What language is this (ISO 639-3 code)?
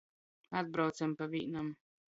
ltg